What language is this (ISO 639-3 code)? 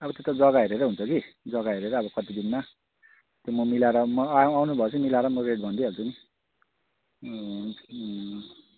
nep